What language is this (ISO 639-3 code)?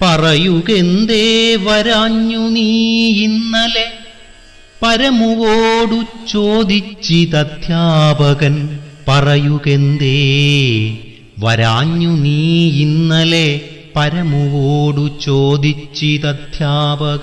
mal